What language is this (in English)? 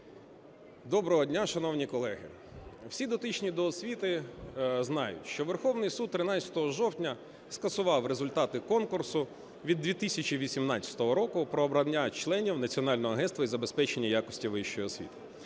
Ukrainian